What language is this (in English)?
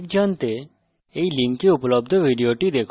Bangla